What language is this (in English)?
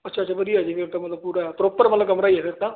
Punjabi